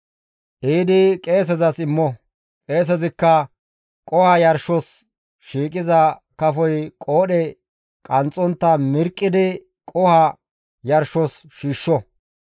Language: Gamo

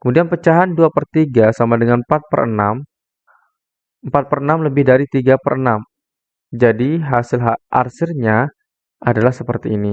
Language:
Indonesian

